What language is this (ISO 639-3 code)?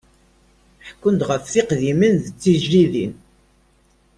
kab